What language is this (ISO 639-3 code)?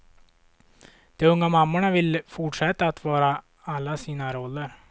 swe